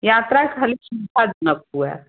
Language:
Maithili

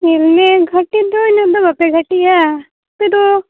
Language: Santali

